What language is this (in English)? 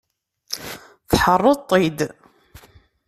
Kabyle